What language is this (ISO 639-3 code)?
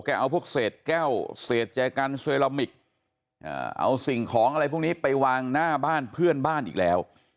tha